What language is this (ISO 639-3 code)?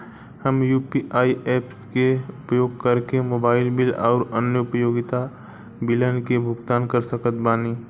bho